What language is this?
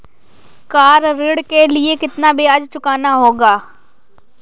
Hindi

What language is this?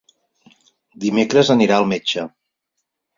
Catalan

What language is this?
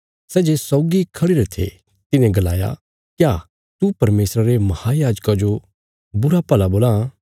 Bilaspuri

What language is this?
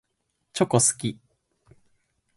Japanese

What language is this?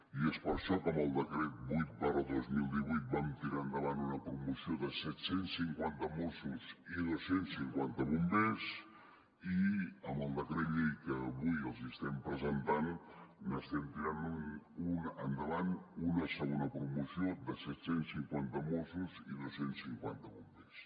Catalan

